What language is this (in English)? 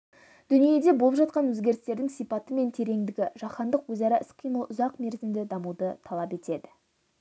Kazakh